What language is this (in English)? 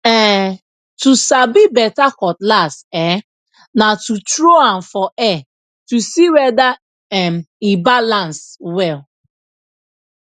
Nigerian Pidgin